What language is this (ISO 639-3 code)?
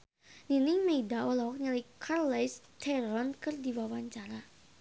sun